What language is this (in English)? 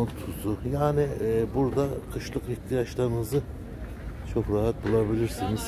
Turkish